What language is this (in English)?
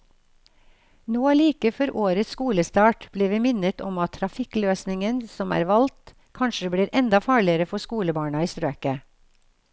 Norwegian